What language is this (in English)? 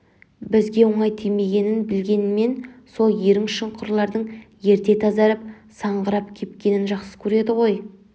Kazakh